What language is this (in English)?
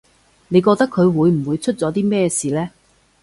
Cantonese